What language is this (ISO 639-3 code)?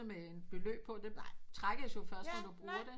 dan